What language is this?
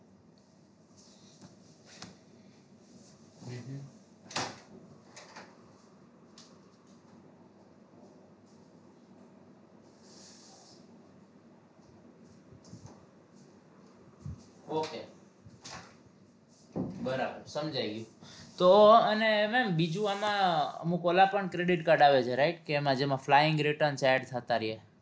Gujarati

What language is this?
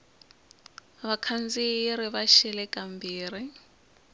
Tsonga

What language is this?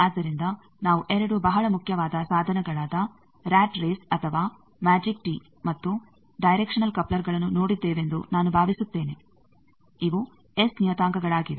Kannada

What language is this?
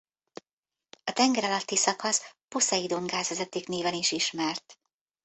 Hungarian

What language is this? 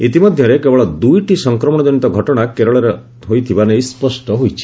Odia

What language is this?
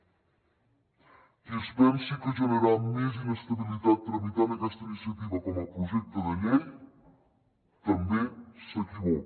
Catalan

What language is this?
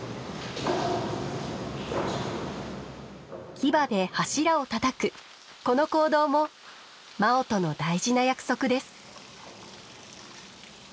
Japanese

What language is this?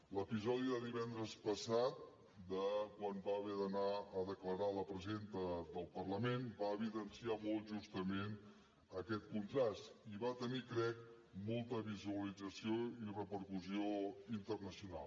Catalan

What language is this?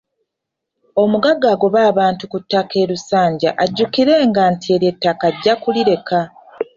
Ganda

